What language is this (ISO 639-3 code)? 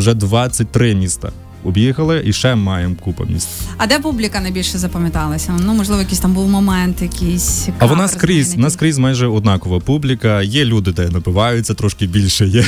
ukr